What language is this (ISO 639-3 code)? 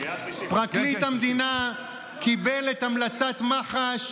heb